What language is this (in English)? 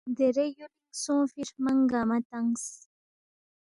Balti